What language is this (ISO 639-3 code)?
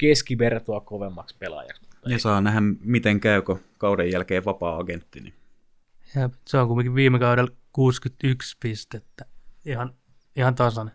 fin